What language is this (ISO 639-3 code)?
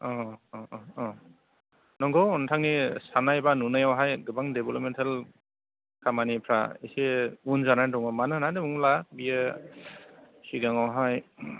brx